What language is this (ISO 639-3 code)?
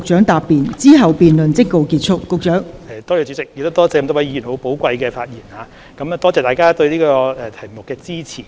yue